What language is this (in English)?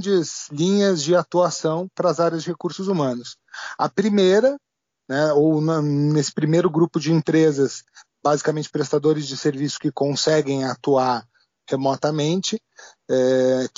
Portuguese